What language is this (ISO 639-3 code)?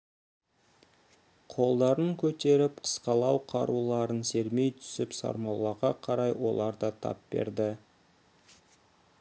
kaz